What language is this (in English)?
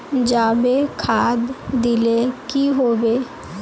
Magahi